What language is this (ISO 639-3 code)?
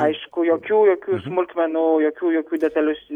lit